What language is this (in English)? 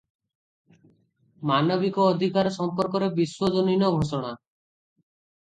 Odia